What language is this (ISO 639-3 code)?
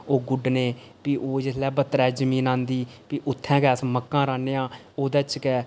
doi